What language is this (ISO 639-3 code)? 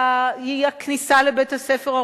heb